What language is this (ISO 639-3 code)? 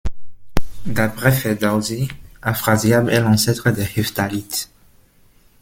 fra